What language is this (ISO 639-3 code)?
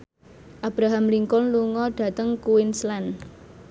jav